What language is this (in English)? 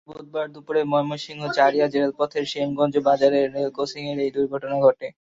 Bangla